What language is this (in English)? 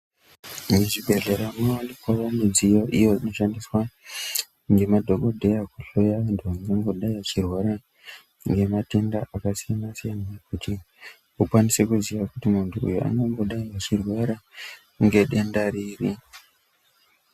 Ndau